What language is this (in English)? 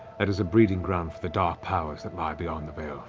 English